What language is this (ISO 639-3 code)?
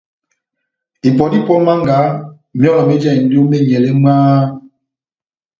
bnm